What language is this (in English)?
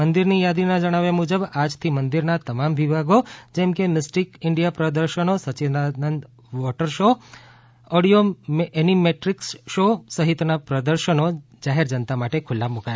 Gujarati